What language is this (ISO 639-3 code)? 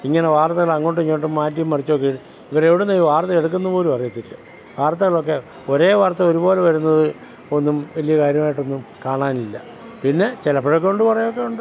mal